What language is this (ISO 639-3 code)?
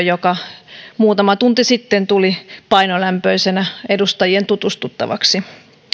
fin